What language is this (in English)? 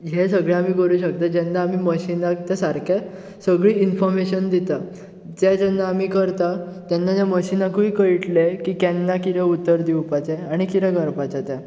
Konkani